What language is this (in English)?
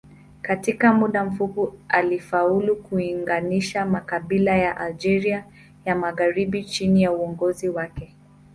Swahili